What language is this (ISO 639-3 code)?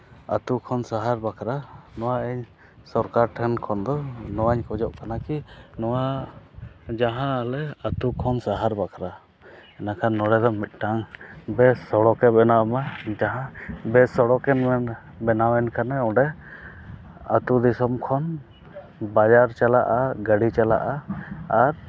sat